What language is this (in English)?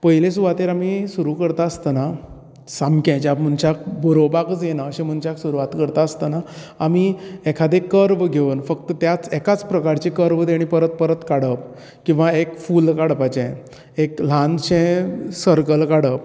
Konkani